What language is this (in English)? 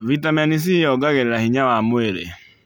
Kikuyu